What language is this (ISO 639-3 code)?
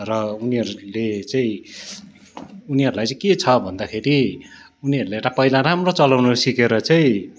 nep